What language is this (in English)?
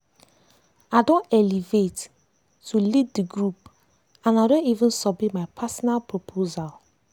Nigerian Pidgin